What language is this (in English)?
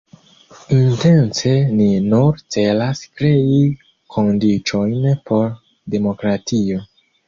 Esperanto